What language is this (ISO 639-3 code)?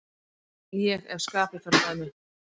isl